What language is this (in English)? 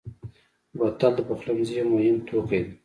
Pashto